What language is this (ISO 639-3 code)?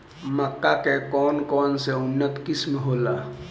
bho